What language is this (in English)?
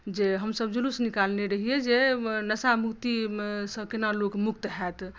Maithili